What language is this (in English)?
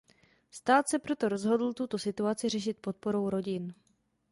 Czech